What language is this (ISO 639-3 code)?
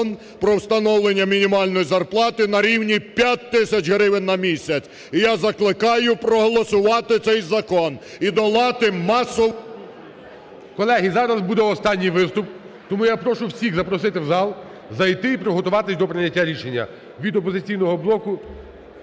ukr